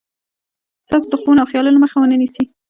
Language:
Pashto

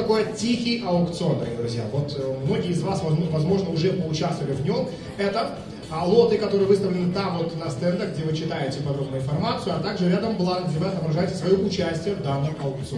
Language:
Russian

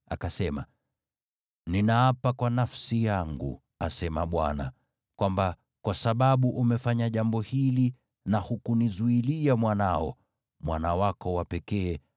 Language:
Swahili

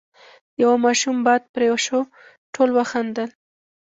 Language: Pashto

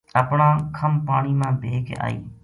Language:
Gujari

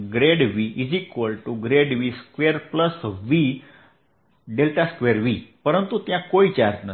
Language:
Gujarati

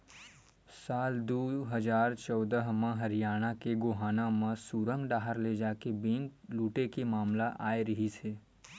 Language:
Chhattisgarhi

